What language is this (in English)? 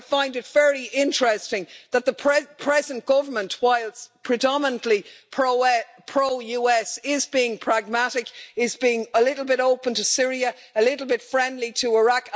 English